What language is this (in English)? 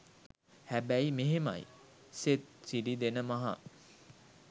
Sinhala